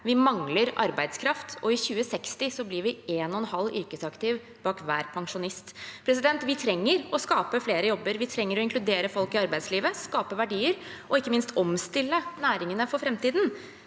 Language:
Norwegian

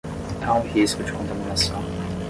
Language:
Portuguese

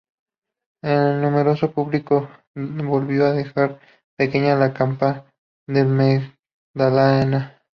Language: Spanish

